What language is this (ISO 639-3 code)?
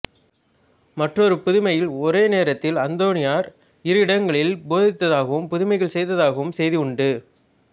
tam